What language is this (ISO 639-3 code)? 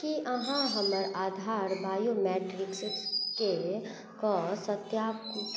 mai